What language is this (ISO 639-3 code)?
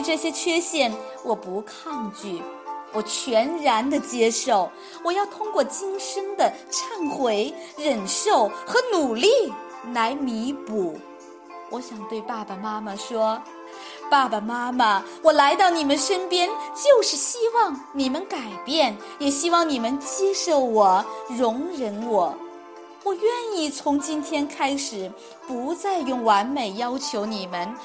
zho